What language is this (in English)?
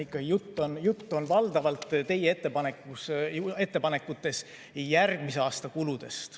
Estonian